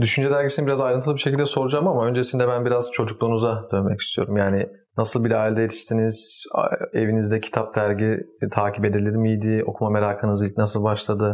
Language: Turkish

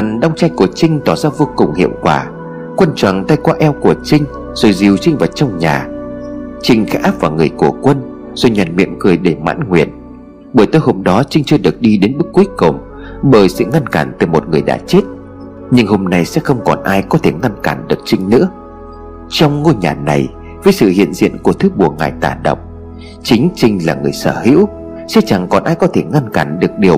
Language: Vietnamese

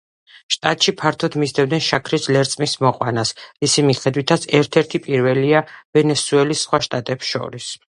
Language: Georgian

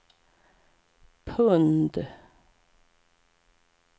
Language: Swedish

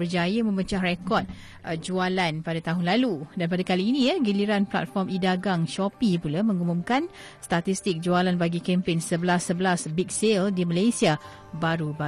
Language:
Malay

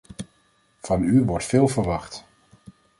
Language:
Dutch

